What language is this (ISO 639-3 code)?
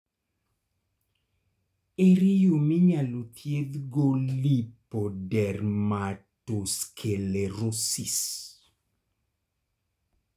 luo